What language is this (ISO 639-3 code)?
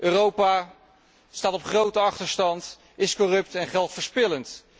nld